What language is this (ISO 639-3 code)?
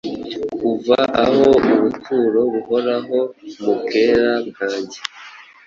kin